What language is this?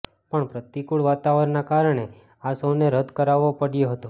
Gujarati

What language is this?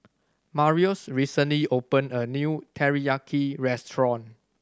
English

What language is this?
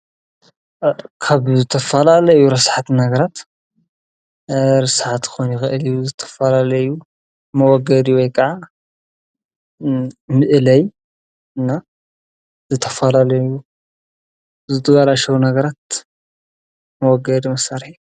Tigrinya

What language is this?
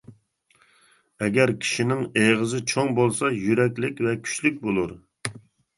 Uyghur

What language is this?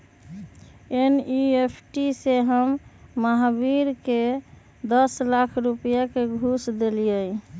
Magahi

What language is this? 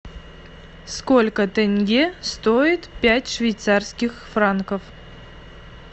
Russian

